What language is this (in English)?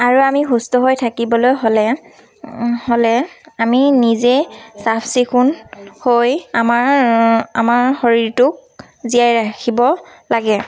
Assamese